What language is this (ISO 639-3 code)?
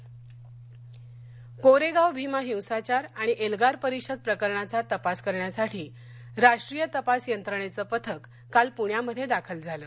mar